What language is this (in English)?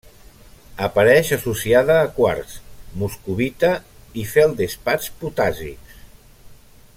Catalan